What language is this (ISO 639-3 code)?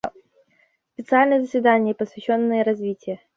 rus